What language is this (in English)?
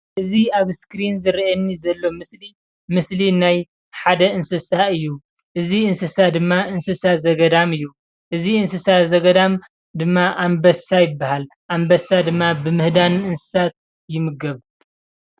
Tigrinya